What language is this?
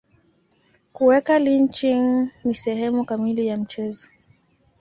Swahili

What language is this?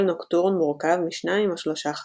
Hebrew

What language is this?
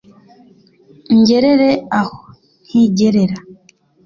Kinyarwanda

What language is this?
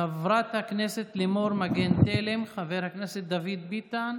Hebrew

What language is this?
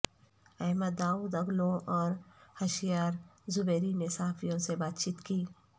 Urdu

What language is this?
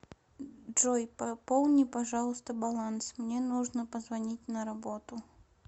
Russian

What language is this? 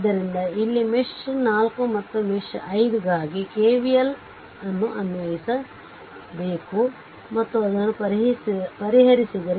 Kannada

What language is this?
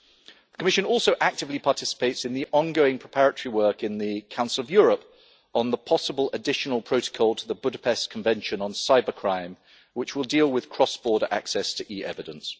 English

